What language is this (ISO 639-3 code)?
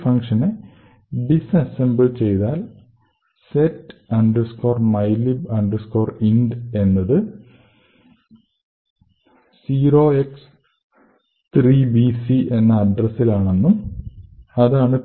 mal